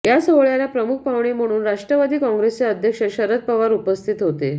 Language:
Marathi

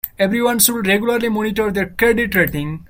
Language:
English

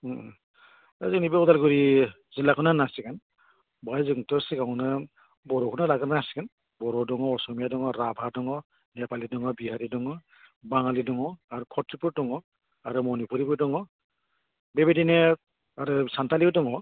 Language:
Bodo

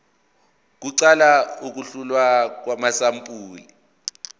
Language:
Zulu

